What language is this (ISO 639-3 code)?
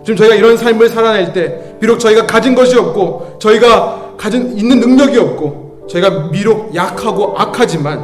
kor